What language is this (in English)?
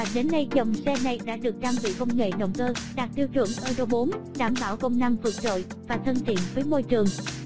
Vietnamese